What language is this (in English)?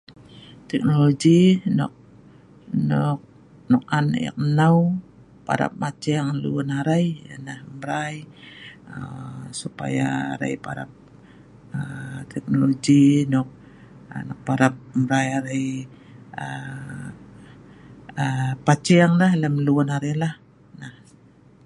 Sa'ban